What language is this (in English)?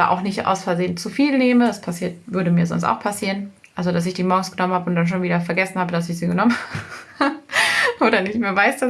German